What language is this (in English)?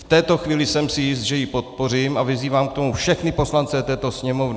Czech